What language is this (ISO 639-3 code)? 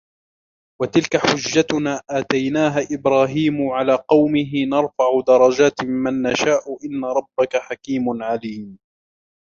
ara